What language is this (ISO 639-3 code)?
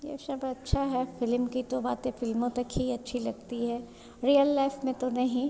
hin